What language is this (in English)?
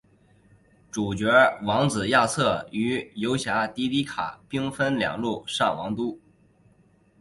Chinese